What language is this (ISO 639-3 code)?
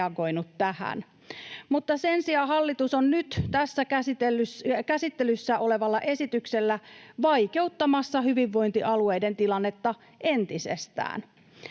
fin